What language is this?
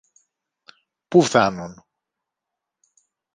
Greek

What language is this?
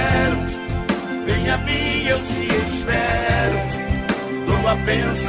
Portuguese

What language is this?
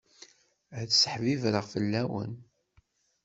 Kabyle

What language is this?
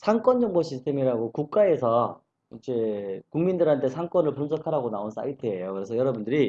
Korean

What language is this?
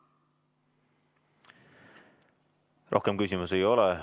Estonian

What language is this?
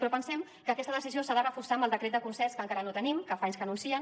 Catalan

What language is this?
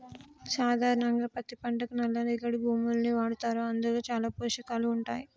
Telugu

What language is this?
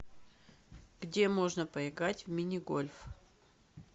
Russian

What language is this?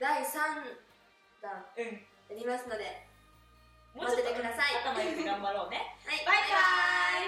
Japanese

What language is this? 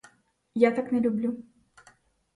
Ukrainian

